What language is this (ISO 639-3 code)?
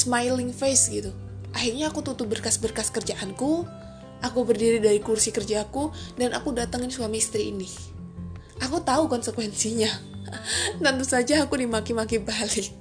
ind